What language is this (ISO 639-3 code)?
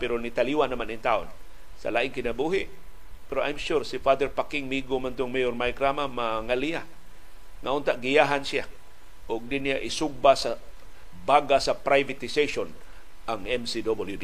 fil